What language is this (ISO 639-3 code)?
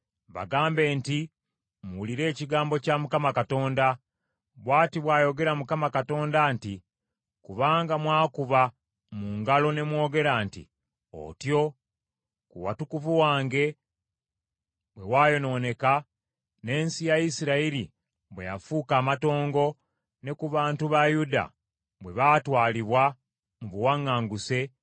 lug